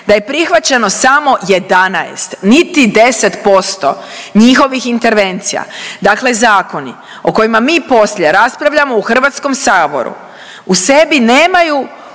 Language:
Croatian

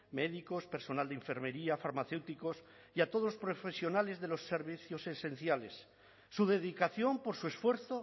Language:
Spanish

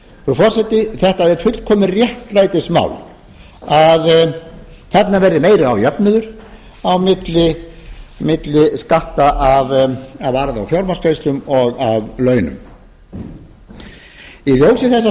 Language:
Icelandic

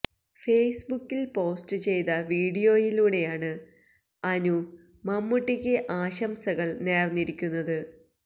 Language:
Malayalam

